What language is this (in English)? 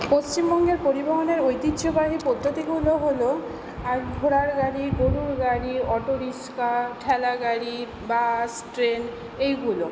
Bangla